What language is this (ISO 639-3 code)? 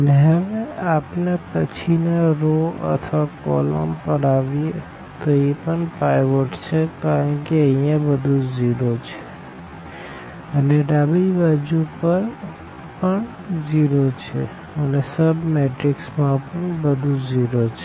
guj